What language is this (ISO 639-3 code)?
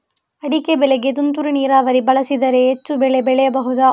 kan